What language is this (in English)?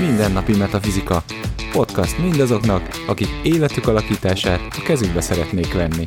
Hungarian